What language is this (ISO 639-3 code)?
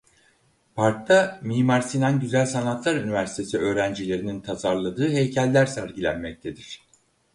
tur